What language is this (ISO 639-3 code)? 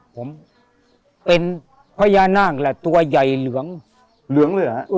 tha